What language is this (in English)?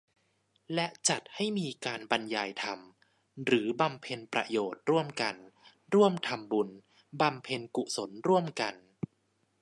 Thai